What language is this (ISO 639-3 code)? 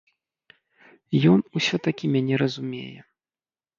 bel